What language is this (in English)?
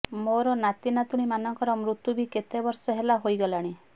Odia